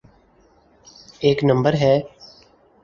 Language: Urdu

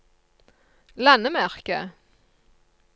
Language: Norwegian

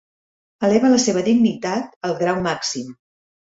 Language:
Catalan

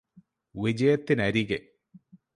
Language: Malayalam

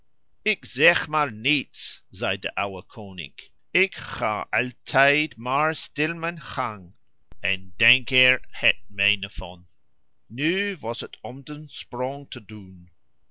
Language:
Dutch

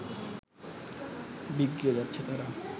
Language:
Bangla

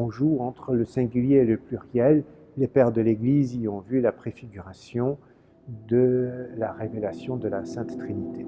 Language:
French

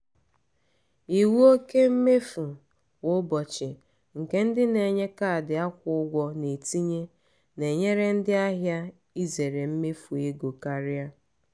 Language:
Igbo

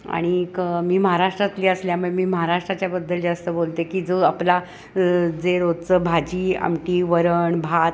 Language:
Marathi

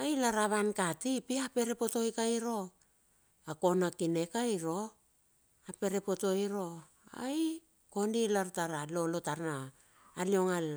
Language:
Bilur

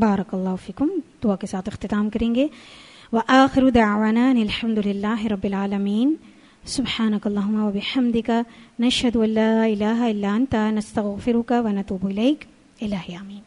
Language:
Arabic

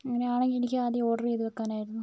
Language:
Malayalam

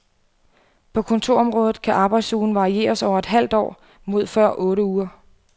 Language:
Danish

